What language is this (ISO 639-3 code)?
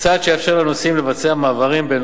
heb